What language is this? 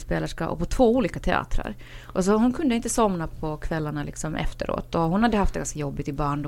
Swedish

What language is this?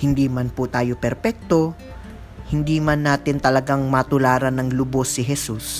Filipino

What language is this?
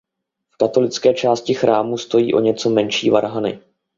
Czech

